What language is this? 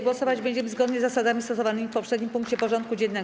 Polish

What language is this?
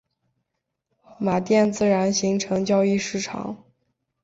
Chinese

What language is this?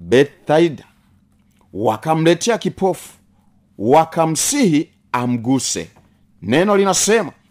Swahili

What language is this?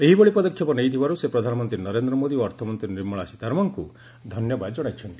Odia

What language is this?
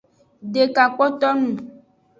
Aja (Benin)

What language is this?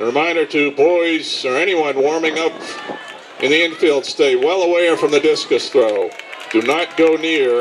English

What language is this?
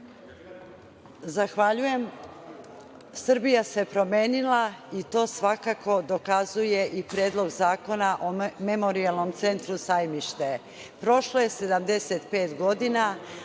Serbian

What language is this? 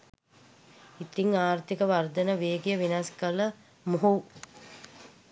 Sinhala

